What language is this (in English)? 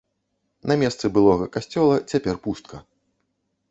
Belarusian